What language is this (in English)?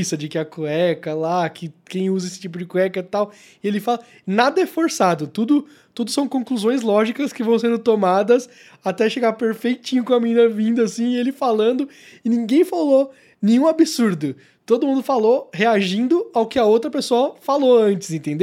Portuguese